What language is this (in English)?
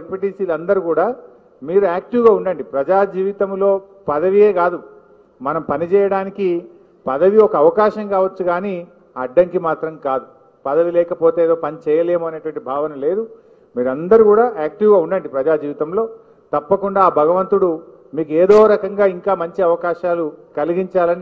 English